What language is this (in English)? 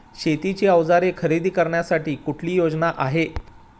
Marathi